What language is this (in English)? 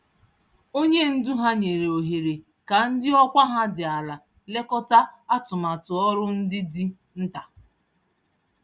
Igbo